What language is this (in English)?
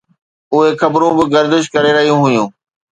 Sindhi